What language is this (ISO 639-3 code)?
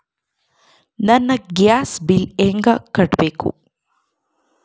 kan